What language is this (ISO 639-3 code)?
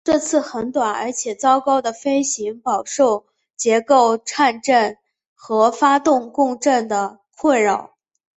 zho